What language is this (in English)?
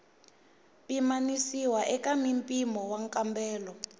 Tsonga